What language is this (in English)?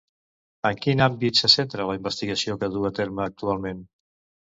Catalan